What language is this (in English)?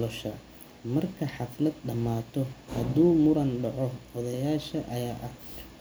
Somali